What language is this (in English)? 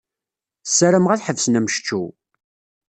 Kabyle